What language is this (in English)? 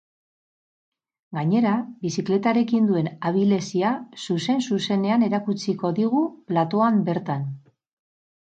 Basque